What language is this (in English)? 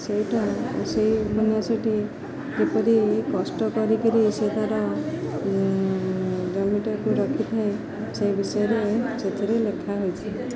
Odia